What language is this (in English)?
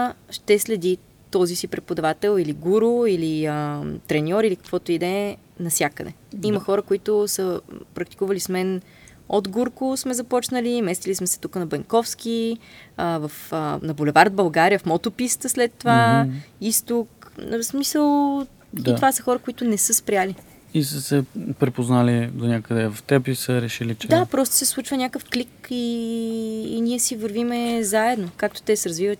Bulgarian